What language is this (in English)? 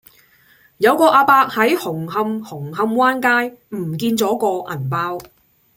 Cantonese